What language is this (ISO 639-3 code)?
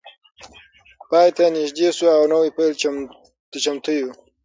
pus